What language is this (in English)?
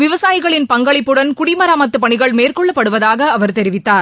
Tamil